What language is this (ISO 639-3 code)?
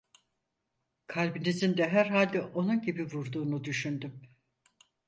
tur